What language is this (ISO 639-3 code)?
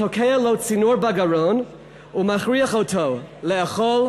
heb